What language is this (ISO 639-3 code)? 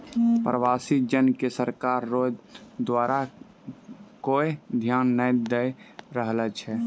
mai